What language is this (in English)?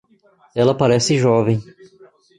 Portuguese